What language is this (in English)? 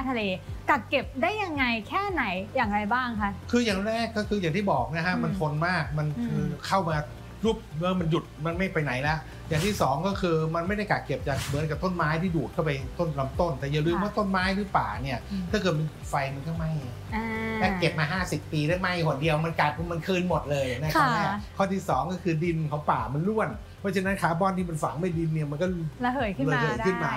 Thai